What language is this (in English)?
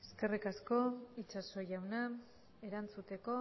Basque